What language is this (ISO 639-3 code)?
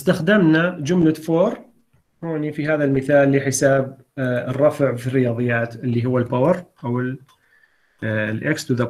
ara